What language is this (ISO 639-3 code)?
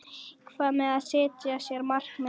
isl